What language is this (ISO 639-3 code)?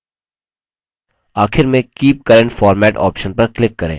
hin